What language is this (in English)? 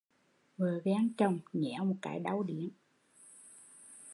Vietnamese